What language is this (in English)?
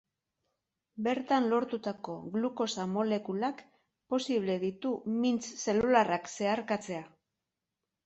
Basque